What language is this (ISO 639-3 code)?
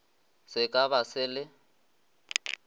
nso